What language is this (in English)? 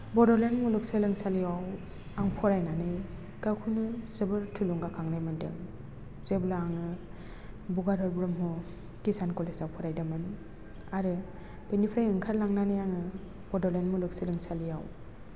Bodo